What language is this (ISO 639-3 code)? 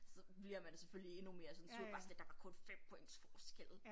dan